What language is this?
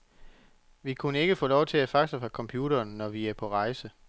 Danish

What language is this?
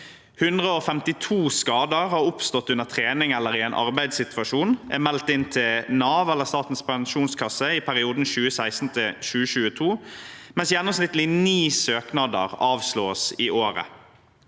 Norwegian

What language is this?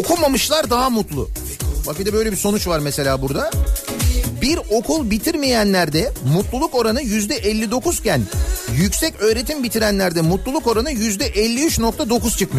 Turkish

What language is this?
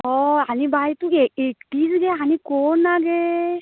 Konkani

